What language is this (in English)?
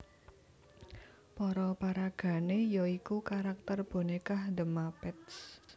Javanese